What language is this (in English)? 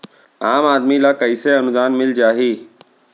Chhattisgarhi